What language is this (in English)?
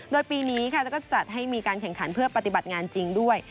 Thai